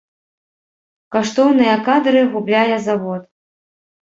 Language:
Belarusian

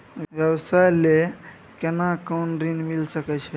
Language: Maithili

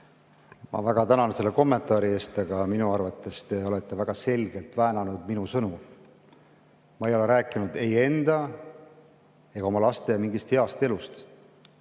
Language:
Estonian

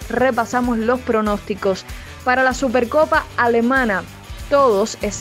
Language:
Spanish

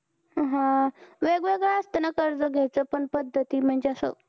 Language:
Marathi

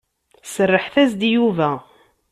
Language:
Kabyle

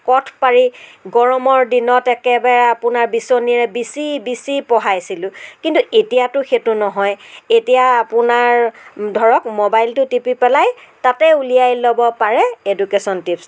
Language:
Assamese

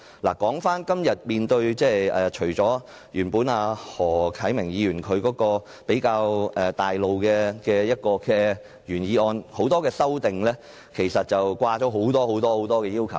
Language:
Cantonese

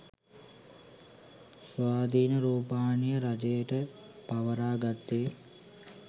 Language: Sinhala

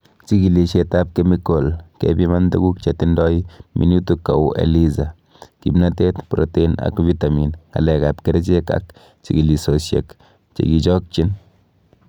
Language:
Kalenjin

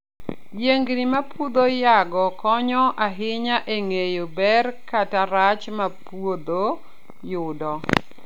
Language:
Luo (Kenya and Tanzania)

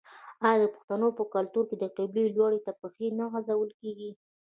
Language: Pashto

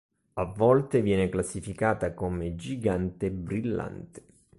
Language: Italian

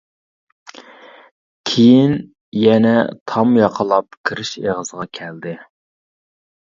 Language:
Uyghur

